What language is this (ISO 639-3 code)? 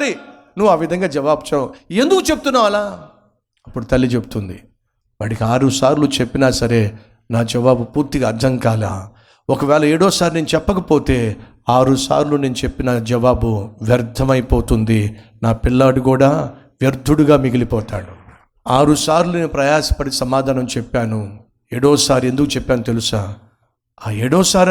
tel